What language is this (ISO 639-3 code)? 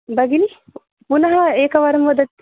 san